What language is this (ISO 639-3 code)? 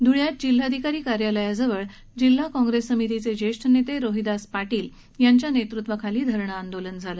mar